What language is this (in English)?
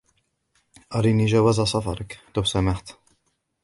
Arabic